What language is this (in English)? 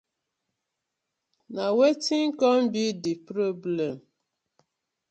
Nigerian Pidgin